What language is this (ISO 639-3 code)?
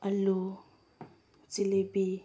mni